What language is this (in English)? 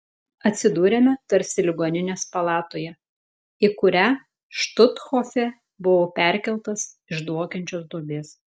Lithuanian